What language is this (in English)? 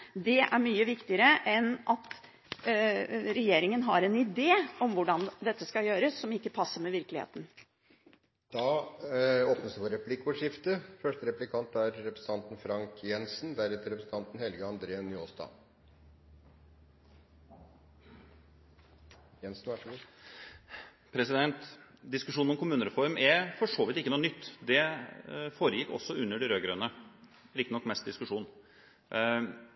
Norwegian Bokmål